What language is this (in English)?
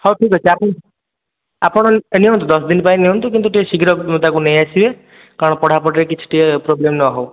Odia